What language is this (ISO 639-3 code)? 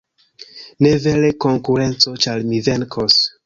epo